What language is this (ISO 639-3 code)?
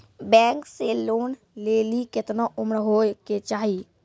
mai